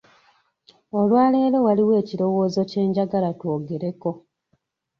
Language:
Ganda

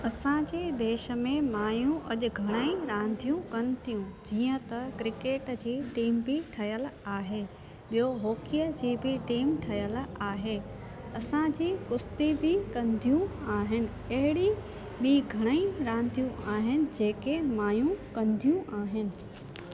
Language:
Sindhi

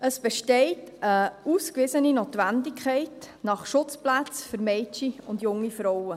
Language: Swiss German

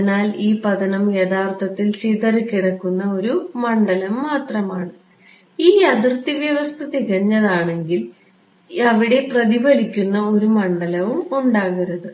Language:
Malayalam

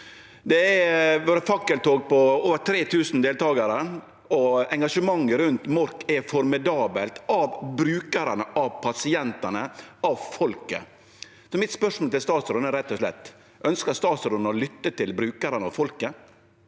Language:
Norwegian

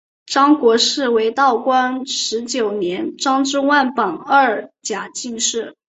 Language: Chinese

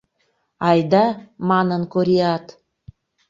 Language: Mari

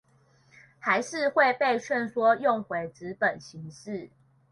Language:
Chinese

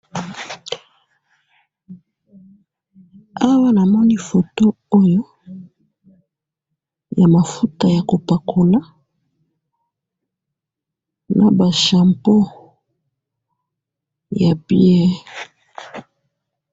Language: Lingala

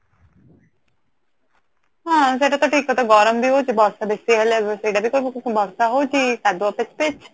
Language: Odia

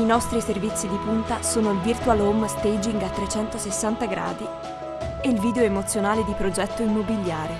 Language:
Italian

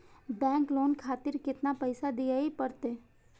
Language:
Maithili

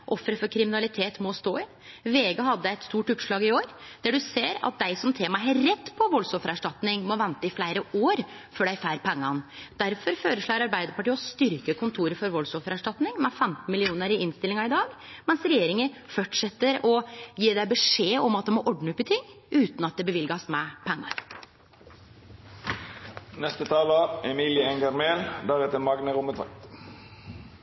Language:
Norwegian Nynorsk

